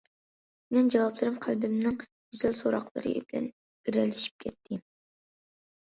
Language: Uyghur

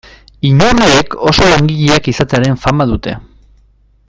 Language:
Basque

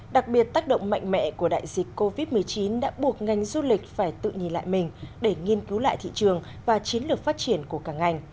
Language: Vietnamese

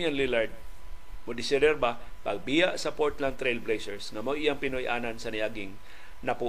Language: Filipino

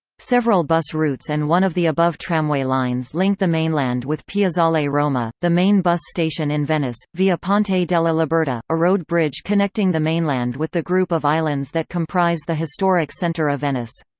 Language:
English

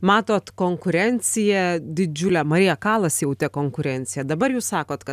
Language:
Lithuanian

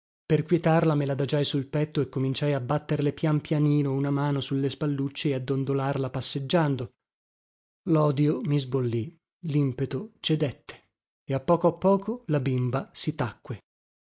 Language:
Italian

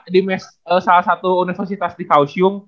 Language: Indonesian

